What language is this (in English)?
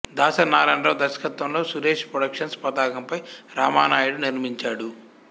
Telugu